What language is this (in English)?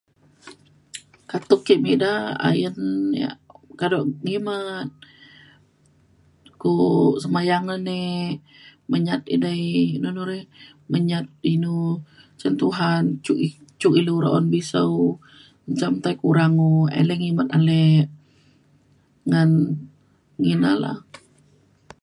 Mainstream Kenyah